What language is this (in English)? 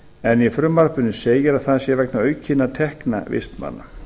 Icelandic